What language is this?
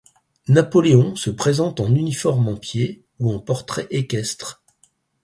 French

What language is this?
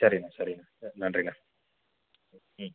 Tamil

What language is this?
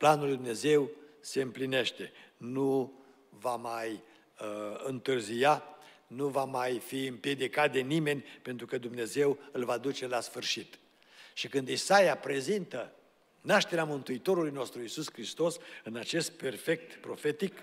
Romanian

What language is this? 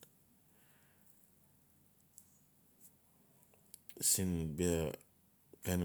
Notsi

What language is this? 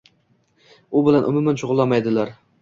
Uzbek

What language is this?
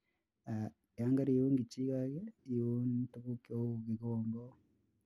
Kalenjin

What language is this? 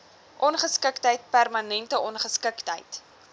Afrikaans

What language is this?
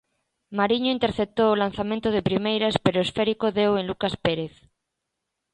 Galician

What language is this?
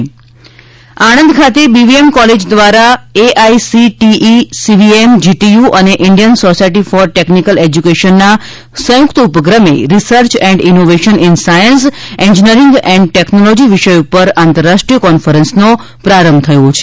Gujarati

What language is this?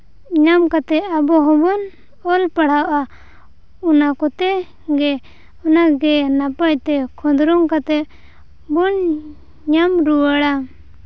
Santali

